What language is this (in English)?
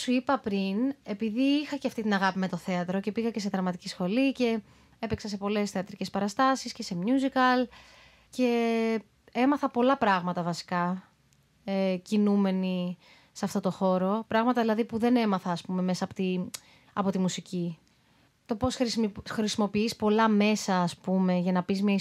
Greek